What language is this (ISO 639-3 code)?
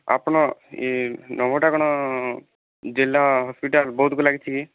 ori